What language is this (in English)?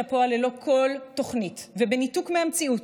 Hebrew